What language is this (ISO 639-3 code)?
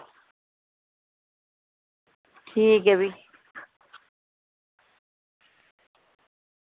doi